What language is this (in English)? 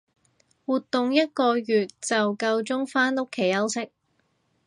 Cantonese